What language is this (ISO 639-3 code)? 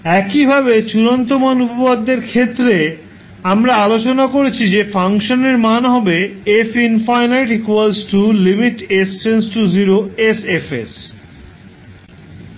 ben